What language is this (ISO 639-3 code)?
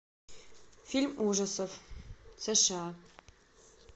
rus